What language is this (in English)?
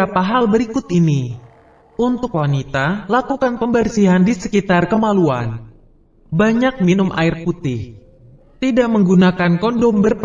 Indonesian